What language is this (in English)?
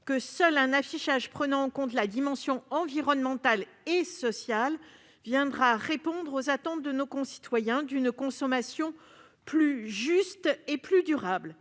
French